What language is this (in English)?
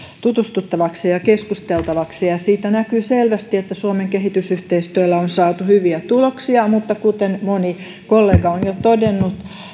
Finnish